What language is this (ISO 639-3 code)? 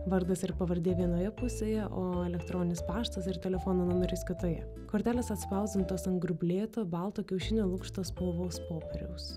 lit